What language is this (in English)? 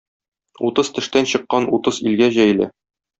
Tatar